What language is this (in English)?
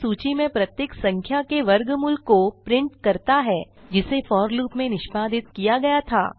Hindi